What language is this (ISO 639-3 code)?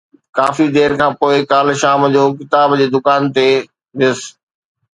snd